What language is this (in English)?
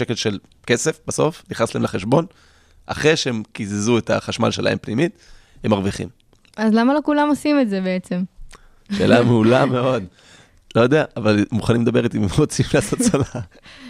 Hebrew